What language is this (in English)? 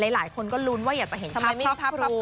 Thai